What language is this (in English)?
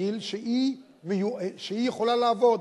Hebrew